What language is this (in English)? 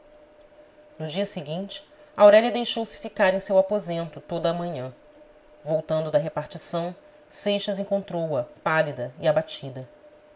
Portuguese